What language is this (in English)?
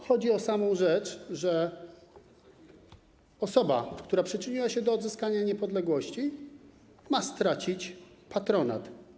Polish